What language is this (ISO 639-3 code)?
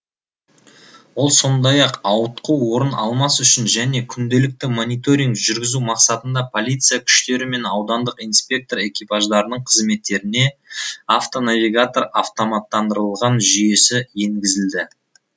kaz